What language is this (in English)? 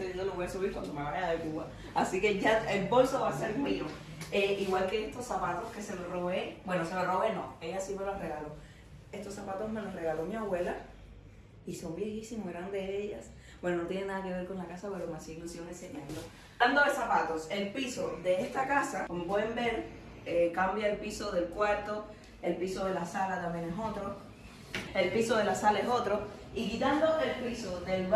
Spanish